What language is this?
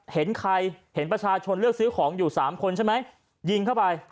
Thai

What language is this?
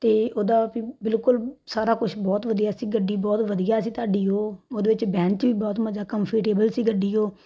Punjabi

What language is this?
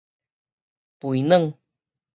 Min Nan Chinese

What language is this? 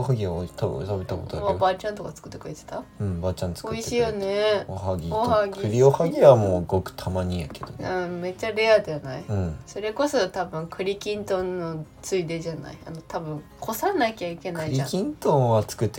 Japanese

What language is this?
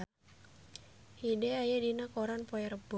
Sundanese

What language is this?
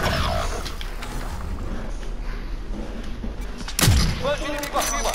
Portuguese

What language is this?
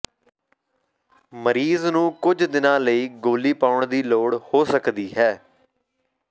Punjabi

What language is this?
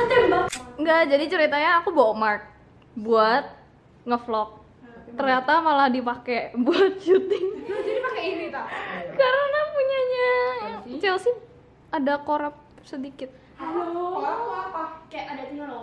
Indonesian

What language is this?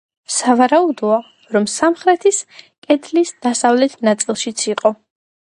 Georgian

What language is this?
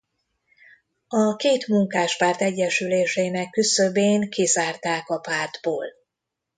Hungarian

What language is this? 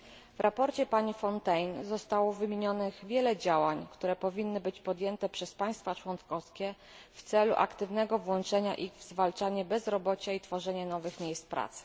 Polish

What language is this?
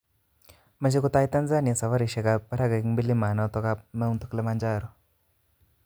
Kalenjin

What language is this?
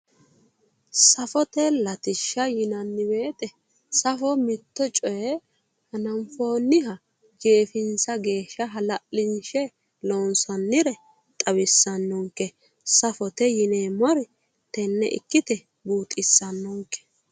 Sidamo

